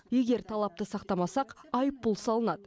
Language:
Kazakh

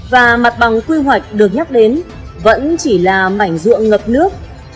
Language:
Vietnamese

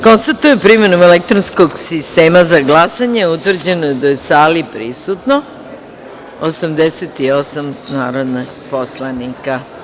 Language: Serbian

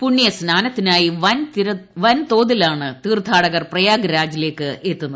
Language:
Malayalam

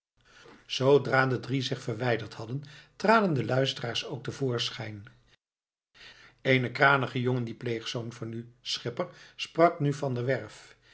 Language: Dutch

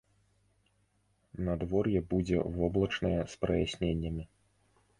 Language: Belarusian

